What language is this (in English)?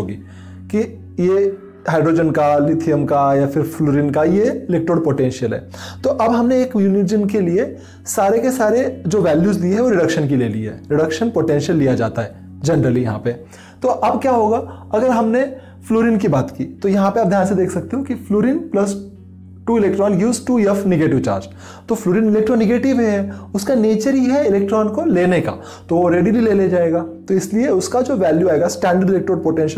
Hindi